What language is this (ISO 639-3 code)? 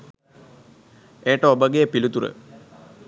sin